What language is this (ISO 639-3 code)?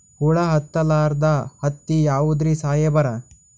kan